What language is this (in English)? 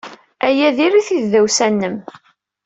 Kabyle